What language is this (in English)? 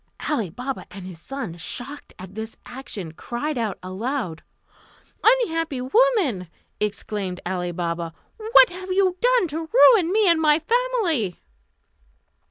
English